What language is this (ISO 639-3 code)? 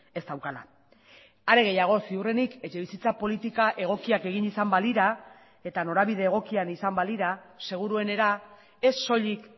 eus